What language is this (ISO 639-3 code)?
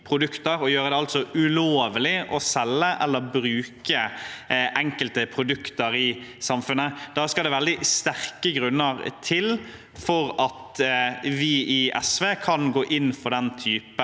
nor